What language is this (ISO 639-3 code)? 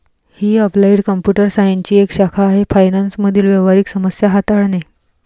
mar